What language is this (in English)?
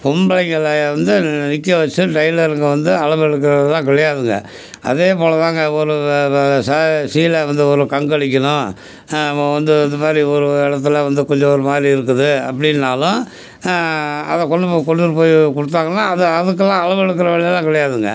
Tamil